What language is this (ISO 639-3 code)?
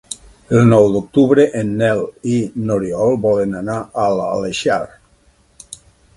cat